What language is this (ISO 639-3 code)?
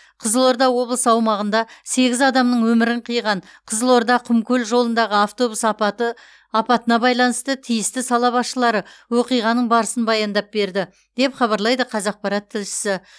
kaz